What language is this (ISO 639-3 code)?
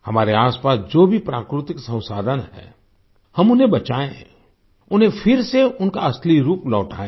hin